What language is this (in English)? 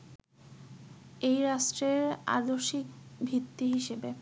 Bangla